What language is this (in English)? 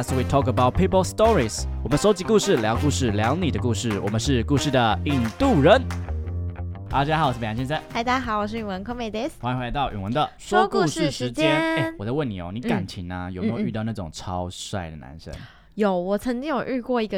Chinese